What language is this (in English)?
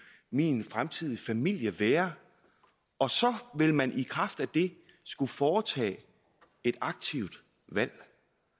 Danish